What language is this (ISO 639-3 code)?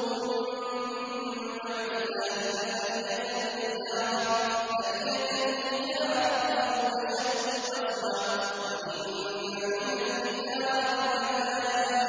ara